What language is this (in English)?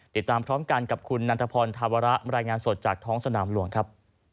Thai